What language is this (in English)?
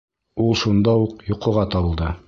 Bashkir